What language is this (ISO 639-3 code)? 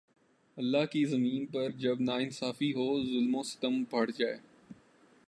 urd